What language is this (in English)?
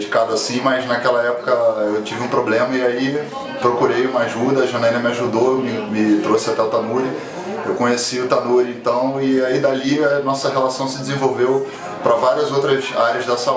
Portuguese